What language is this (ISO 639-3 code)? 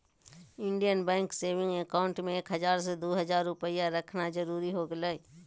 mag